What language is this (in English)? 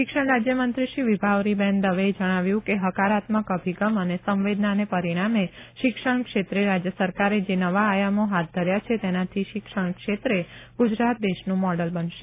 Gujarati